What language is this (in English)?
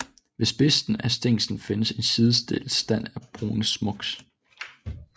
Danish